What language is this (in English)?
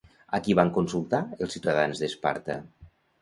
Catalan